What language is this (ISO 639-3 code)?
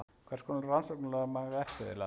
isl